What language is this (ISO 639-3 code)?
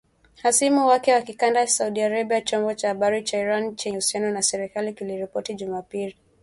swa